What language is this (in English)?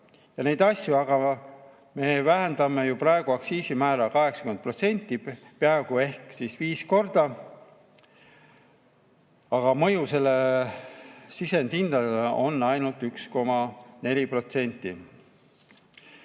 Estonian